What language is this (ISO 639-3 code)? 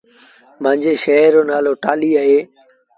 sbn